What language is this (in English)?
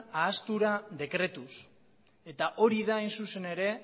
Basque